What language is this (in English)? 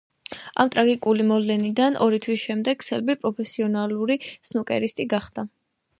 Georgian